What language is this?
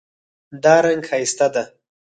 Pashto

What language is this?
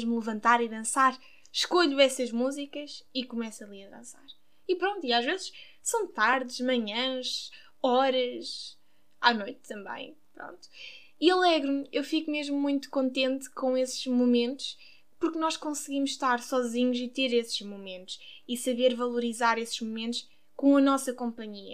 Portuguese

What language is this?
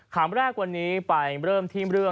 Thai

